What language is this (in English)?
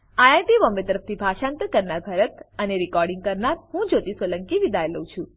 Gujarati